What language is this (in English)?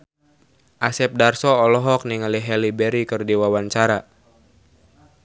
Sundanese